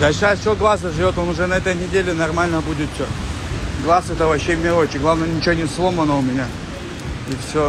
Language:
Russian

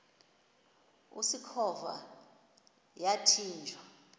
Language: Xhosa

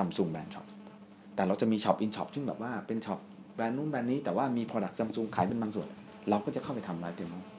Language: Thai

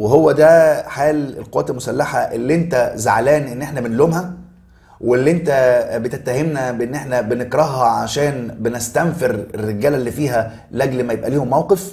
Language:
Arabic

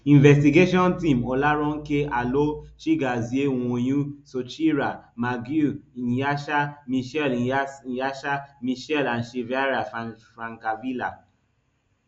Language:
Nigerian Pidgin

